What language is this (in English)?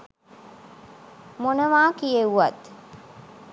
Sinhala